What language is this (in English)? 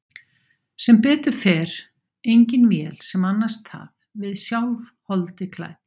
Icelandic